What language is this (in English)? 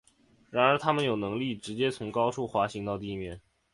Chinese